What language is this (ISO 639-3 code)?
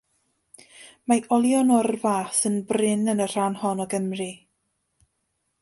cym